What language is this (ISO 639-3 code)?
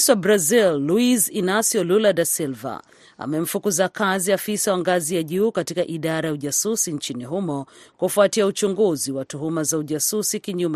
swa